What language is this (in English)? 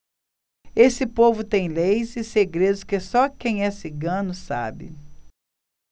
Portuguese